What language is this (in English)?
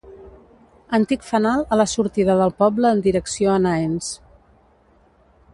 Catalan